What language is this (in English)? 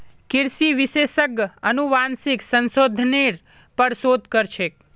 Magahi